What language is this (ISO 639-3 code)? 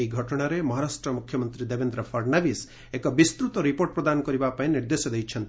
ori